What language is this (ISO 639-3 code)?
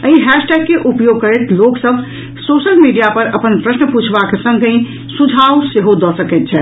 mai